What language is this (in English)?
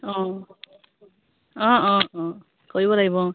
Assamese